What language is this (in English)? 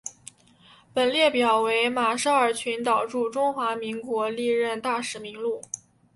Chinese